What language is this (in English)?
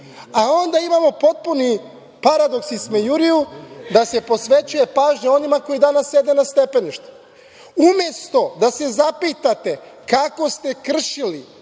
Serbian